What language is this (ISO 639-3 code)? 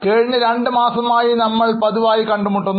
mal